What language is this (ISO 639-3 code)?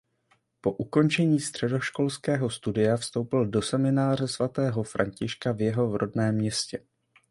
ces